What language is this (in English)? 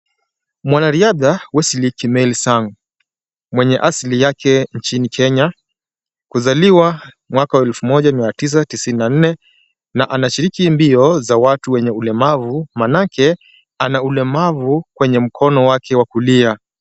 Swahili